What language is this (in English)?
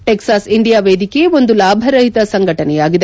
Kannada